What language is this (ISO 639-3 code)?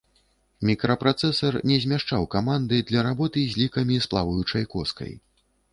bel